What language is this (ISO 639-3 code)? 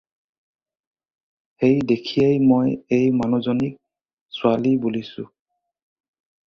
asm